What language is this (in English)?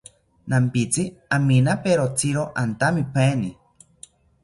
South Ucayali Ashéninka